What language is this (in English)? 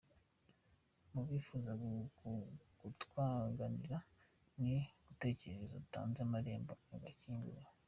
Kinyarwanda